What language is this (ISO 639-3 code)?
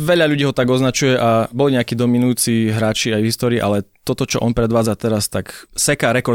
slk